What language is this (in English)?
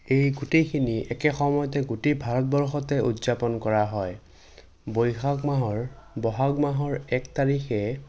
Assamese